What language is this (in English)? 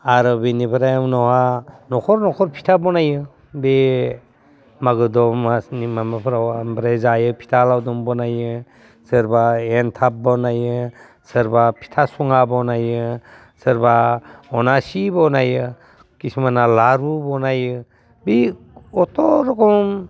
Bodo